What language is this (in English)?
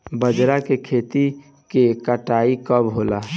Bhojpuri